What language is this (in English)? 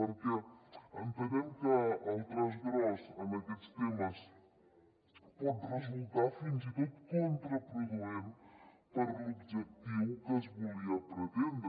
Catalan